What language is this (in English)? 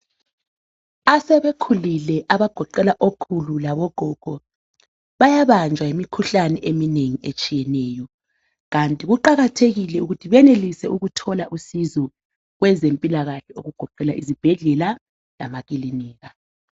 North Ndebele